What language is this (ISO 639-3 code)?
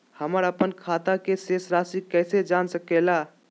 mag